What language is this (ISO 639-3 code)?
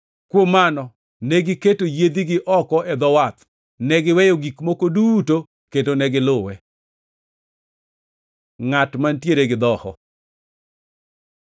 luo